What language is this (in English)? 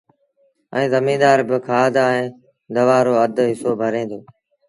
Sindhi Bhil